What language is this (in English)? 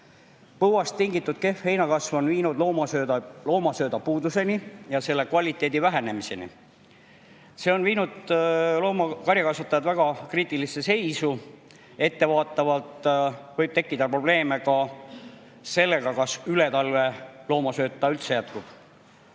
Estonian